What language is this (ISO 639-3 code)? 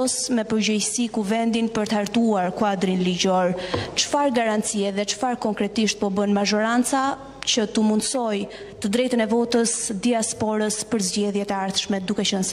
ron